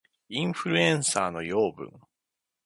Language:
Japanese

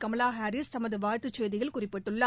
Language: Tamil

